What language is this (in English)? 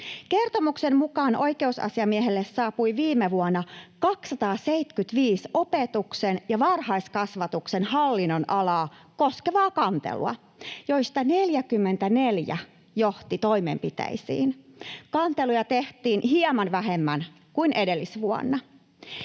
Finnish